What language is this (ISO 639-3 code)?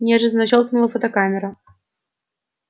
rus